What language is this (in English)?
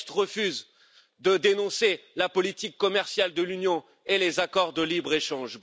French